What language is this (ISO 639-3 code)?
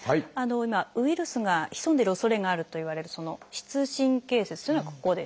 jpn